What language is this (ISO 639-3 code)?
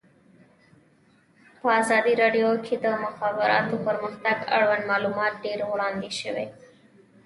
pus